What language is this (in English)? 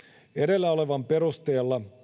Finnish